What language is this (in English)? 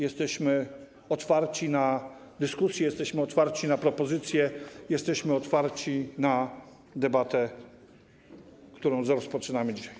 Polish